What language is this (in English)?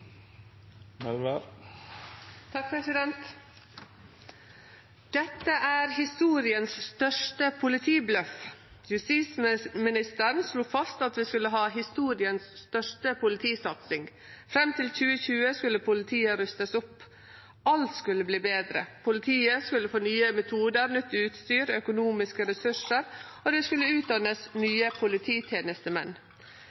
Norwegian Nynorsk